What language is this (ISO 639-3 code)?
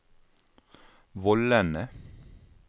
nor